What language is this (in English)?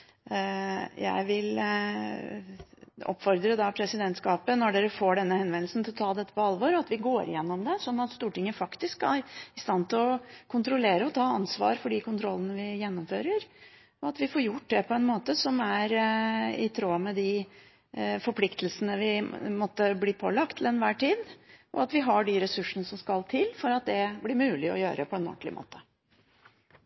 Norwegian Bokmål